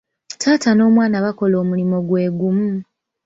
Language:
Ganda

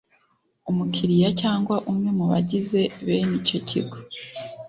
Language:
Kinyarwanda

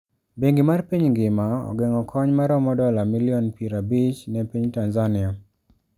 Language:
Luo (Kenya and Tanzania)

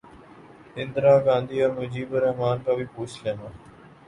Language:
Urdu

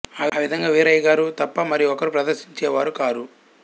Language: Telugu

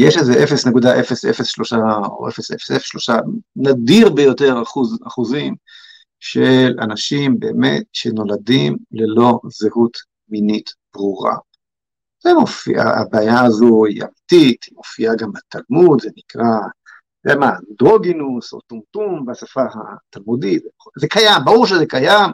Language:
Hebrew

